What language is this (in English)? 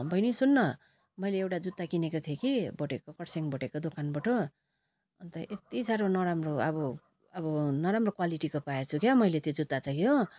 Nepali